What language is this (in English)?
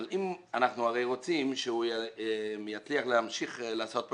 Hebrew